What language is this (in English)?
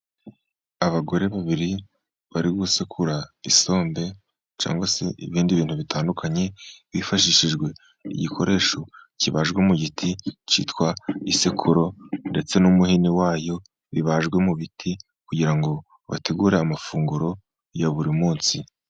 Kinyarwanda